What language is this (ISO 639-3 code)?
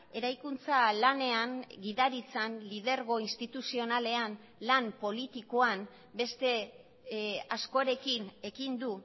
eus